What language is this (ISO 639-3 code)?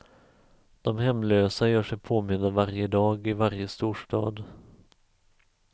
swe